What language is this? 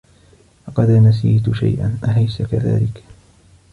Arabic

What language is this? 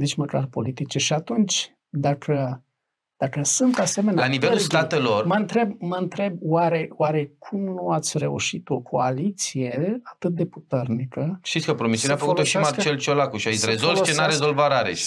Romanian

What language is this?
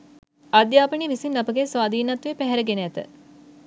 Sinhala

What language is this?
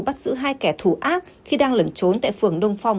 Vietnamese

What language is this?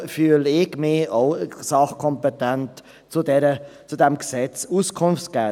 Swiss German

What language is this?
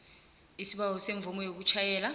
South Ndebele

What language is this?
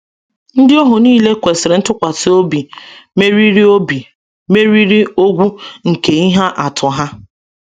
Igbo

